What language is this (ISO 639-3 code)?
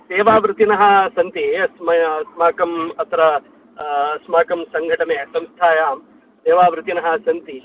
san